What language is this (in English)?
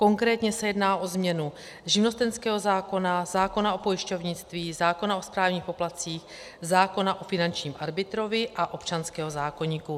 Czech